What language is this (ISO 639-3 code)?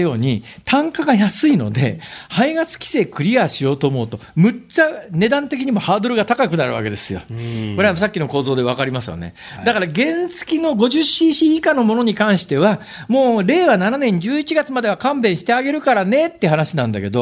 jpn